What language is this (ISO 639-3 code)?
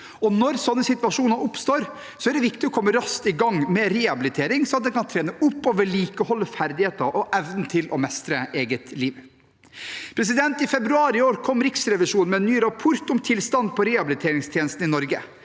nor